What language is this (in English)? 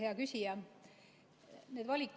Estonian